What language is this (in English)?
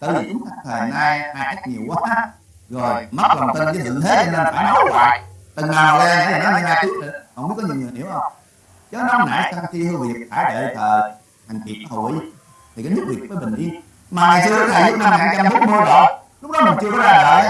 Vietnamese